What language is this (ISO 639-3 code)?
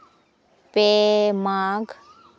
sat